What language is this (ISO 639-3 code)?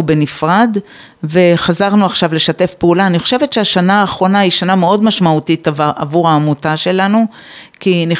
heb